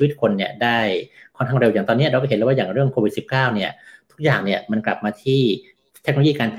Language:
Thai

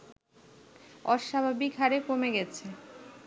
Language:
Bangla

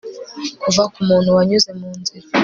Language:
Kinyarwanda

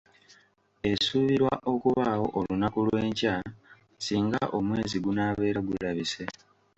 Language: Ganda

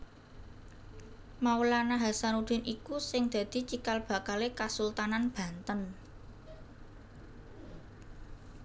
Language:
Javanese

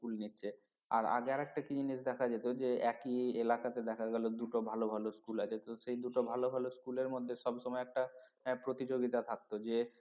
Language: Bangla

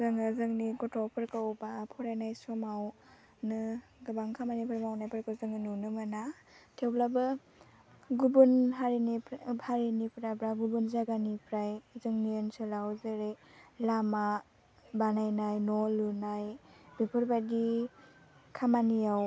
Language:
Bodo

